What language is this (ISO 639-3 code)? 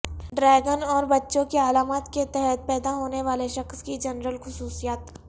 urd